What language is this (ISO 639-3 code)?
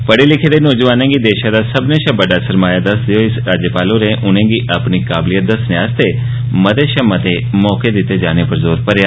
doi